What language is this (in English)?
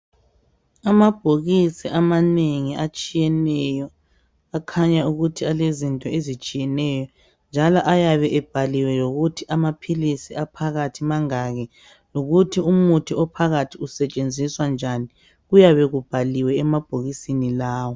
North Ndebele